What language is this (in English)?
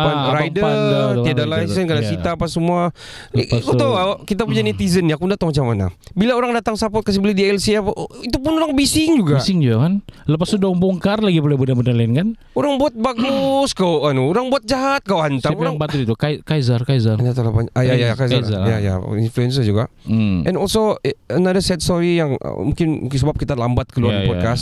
Malay